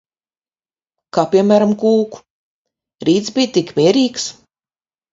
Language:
Latvian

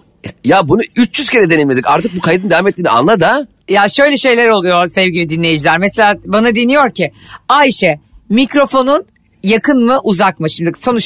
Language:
Turkish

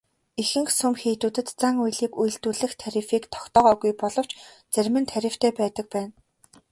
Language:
Mongolian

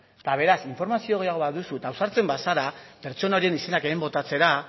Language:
Basque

